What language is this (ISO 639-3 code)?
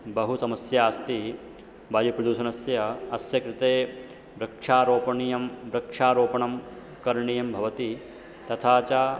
san